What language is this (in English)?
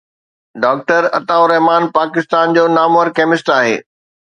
Sindhi